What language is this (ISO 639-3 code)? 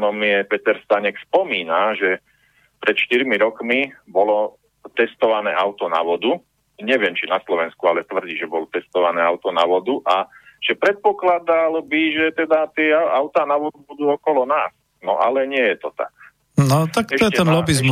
slk